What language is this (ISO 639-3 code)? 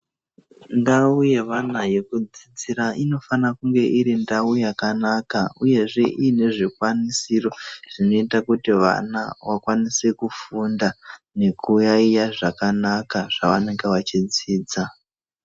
ndc